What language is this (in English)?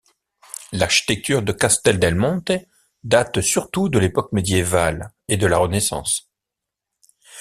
French